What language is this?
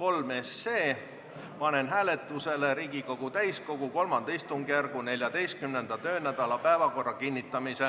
Estonian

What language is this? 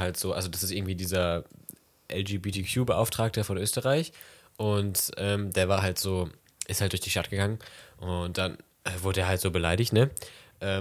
German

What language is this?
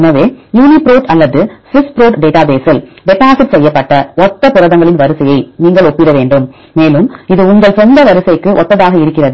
Tamil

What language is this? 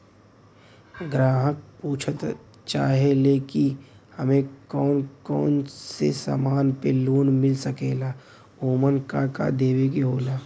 Bhojpuri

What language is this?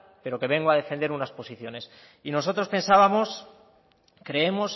Spanish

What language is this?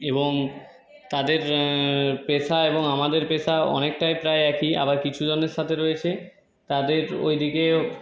Bangla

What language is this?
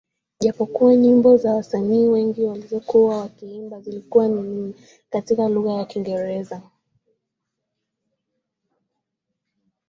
Swahili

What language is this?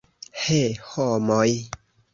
Esperanto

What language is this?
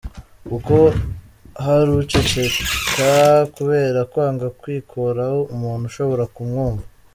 Kinyarwanda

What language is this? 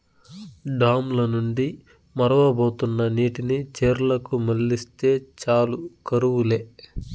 Telugu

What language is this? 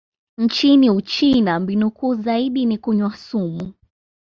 Swahili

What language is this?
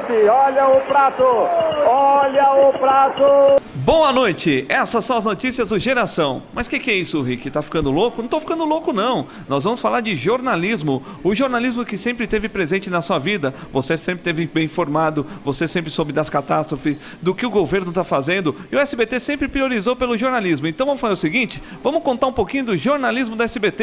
Portuguese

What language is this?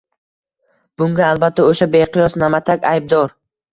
Uzbek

